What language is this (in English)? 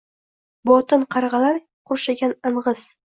Uzbek